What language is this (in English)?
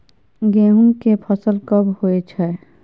Maithili